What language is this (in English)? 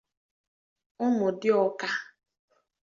Igbo